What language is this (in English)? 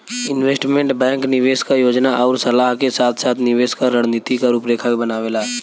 Bhojpuri